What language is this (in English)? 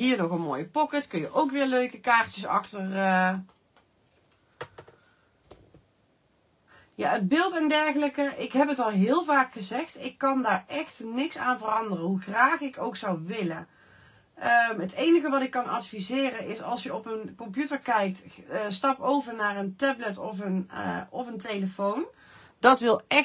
Dutch